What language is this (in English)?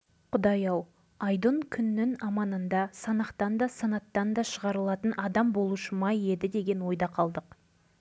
Kazakh